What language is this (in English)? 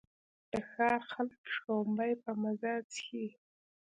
Pashto